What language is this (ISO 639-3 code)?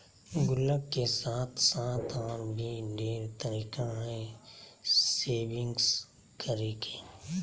mag